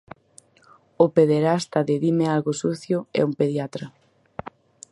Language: Galician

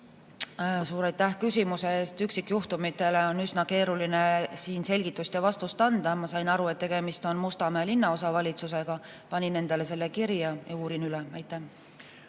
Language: Estonian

